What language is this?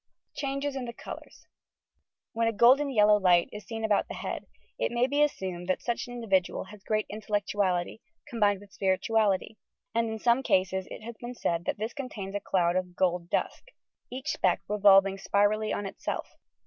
English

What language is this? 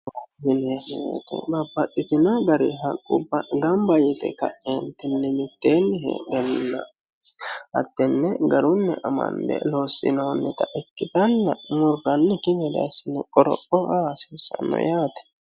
Sidamo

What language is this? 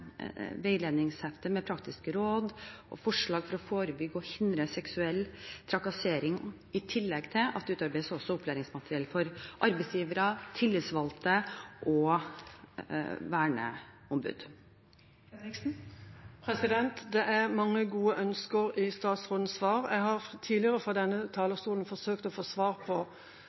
Norwegian Bokmål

